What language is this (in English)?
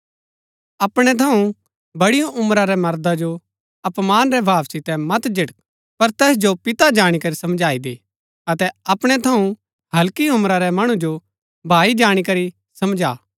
Gaddi